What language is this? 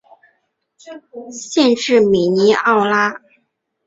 Chinese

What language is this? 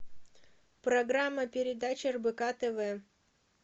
Russian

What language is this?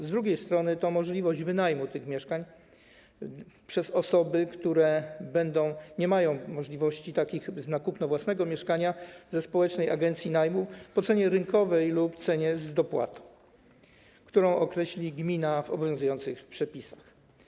Polish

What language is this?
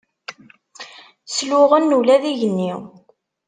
Kabyle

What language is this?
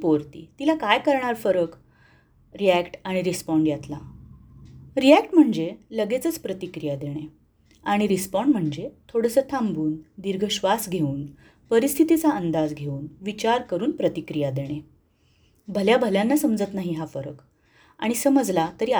Marathi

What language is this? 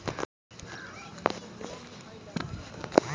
Magahi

